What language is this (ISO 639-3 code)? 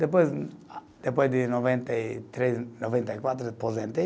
por